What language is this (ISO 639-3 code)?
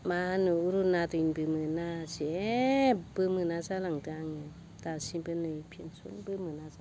brx